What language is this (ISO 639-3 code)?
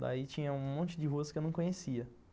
por